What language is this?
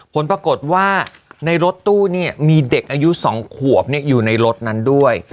Thai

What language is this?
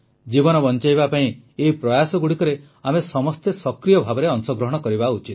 Odia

